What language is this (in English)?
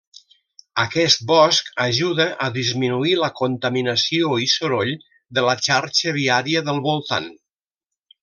Catalan